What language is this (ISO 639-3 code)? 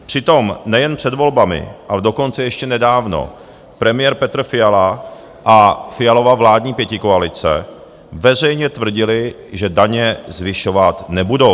ces